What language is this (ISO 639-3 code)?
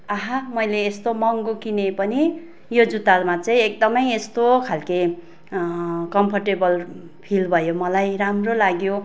nep